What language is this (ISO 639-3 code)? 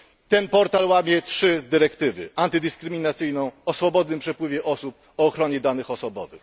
pol